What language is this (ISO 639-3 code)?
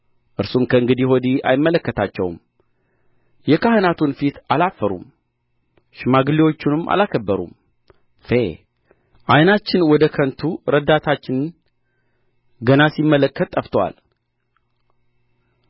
amh